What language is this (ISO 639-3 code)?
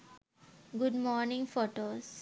sin